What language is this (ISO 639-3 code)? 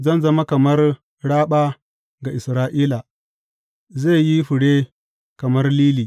hau